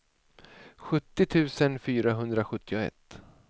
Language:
Swedish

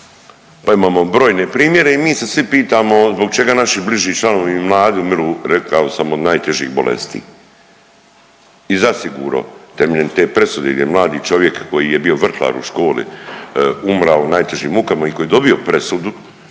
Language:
Croatian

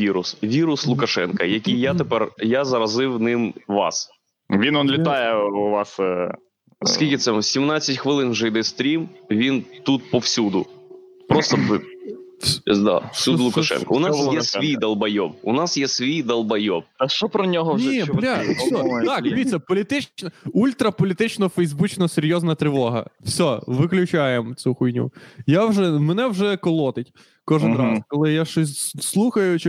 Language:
Ukrainian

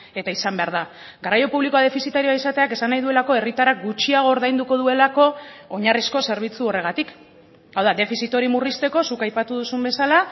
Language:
Basque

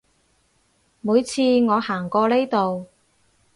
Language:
Cantonese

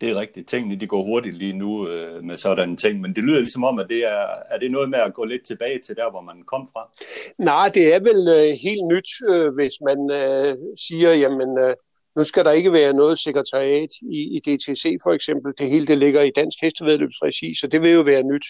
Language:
Danish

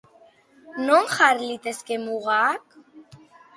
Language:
Basque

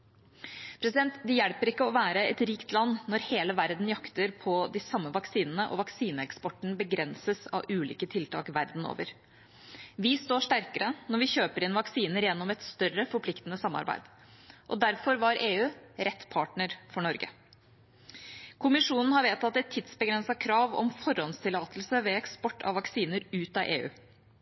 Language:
Norwegian Bokmål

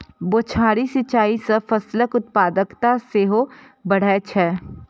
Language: Maithili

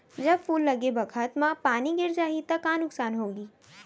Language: Chhattisgarhi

